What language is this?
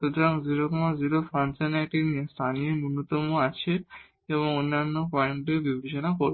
Bangla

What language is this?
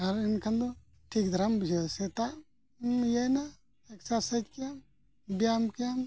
Santali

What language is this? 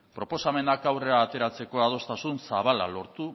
Basque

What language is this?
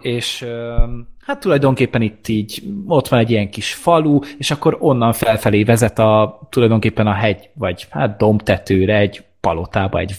Hungarian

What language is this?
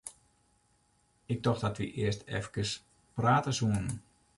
Western Frisian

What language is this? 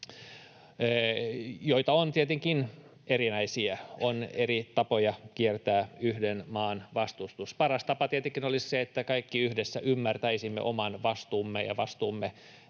Finnish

